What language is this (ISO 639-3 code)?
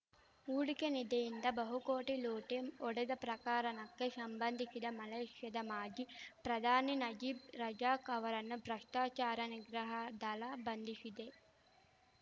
kan